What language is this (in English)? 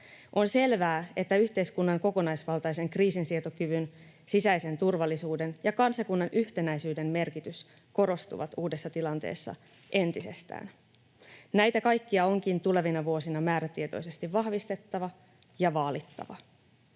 Finnish